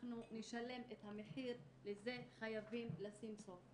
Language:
Hebrew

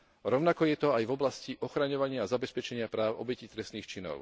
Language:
Slovak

